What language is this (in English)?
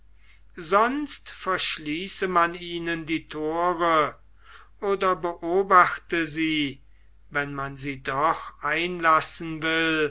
German